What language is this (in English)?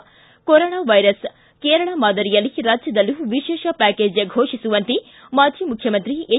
Kannada